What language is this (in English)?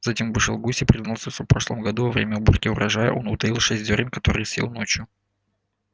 Russian